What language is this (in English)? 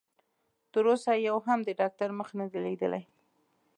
Pashto